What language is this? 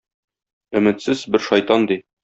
Tatar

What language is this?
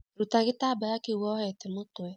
Kikuyu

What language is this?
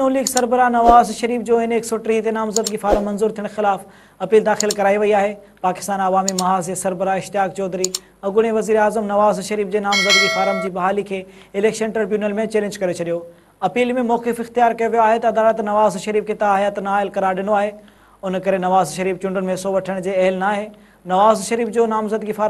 Arabic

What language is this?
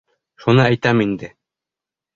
Bashkir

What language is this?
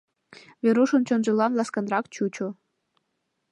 Mari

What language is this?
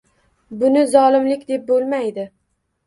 Uzbek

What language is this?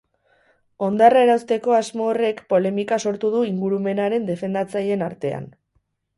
Basque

